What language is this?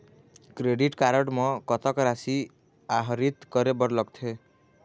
Chhattisgarhi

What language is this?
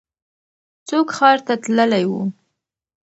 Pashto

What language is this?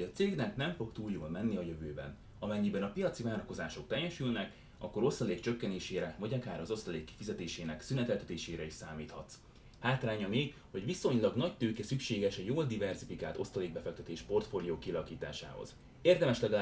Hungarian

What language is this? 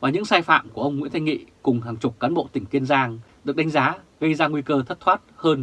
Vietnamese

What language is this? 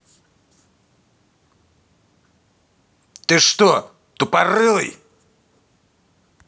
Russian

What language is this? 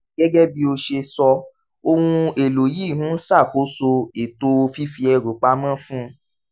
Yoruba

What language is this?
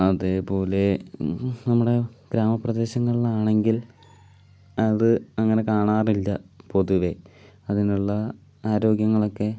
Malayalam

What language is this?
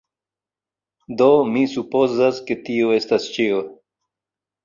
Esperanto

